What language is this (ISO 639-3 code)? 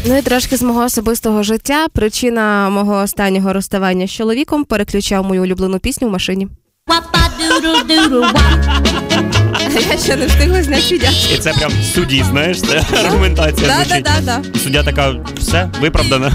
ukr